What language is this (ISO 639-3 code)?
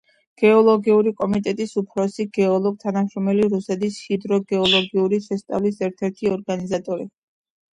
kat